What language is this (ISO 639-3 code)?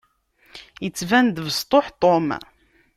kab